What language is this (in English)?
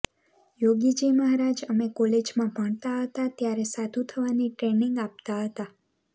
Gujarati